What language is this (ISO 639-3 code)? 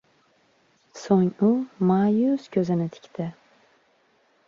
uzb